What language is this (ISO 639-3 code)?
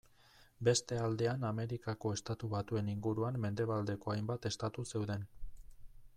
eus